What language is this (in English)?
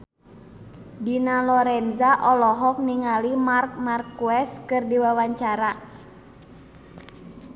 Sundanese